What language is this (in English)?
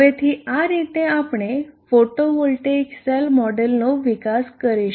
Gujarati